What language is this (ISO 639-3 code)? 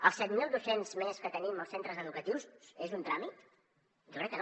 cat